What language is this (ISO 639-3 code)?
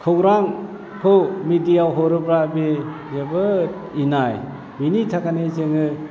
brx